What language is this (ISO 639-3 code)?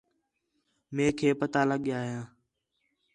xhe